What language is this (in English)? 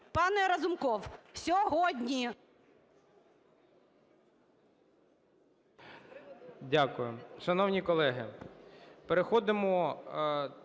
Ukrainian